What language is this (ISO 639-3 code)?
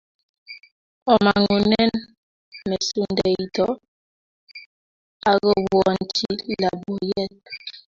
kln